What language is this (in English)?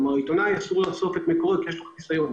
Hebrew